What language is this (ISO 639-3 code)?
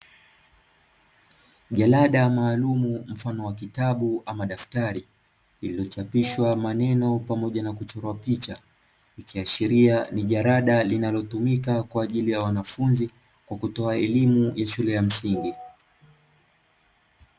swa